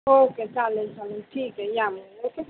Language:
Marathi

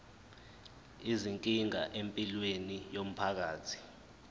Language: Zulu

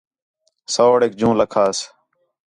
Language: Khetrani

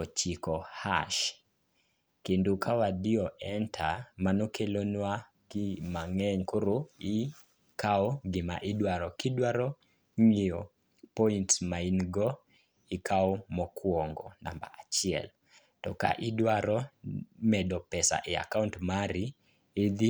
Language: Luo (Kenya and Tanzania)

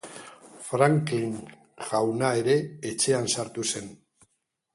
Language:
Basque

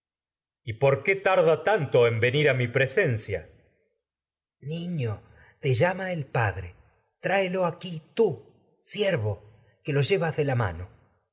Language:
Spanish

